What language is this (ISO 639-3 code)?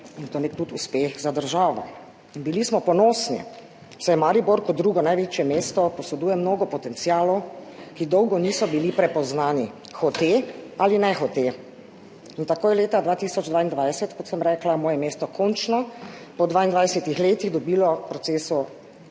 slv